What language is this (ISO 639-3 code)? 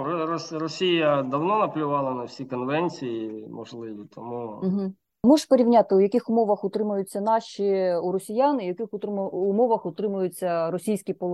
ukr